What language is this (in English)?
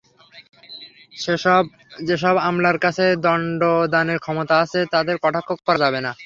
Bangla